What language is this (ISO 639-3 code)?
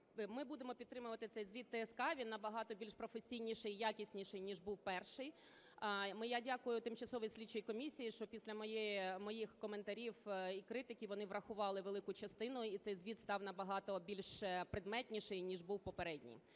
ukr